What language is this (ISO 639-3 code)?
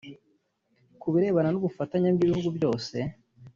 kin